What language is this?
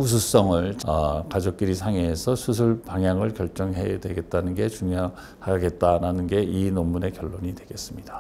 Korean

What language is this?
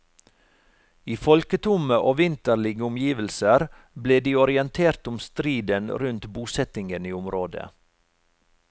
Norwegian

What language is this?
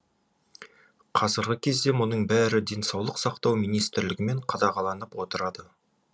Kazakh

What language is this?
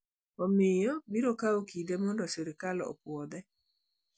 Luo (Kenya and Tanzania)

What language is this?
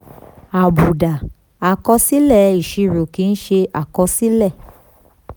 Yoruba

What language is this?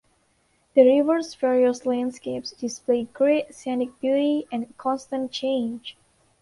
English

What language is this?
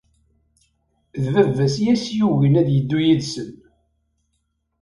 Kabyle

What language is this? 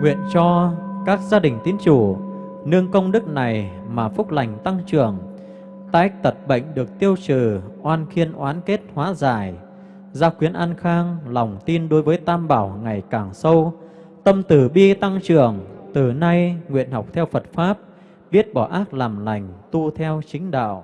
Vietnamese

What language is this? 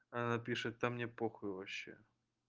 Russian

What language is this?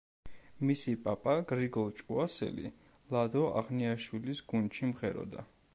Georgian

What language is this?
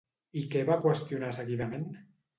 Catalan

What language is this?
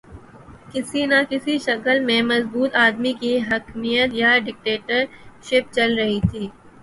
Urdu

